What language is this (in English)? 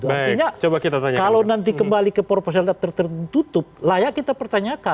Indonesian